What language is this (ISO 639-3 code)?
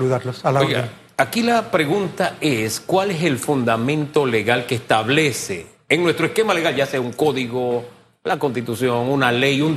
spa